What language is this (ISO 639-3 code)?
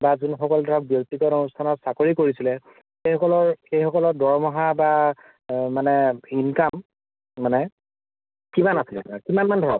asm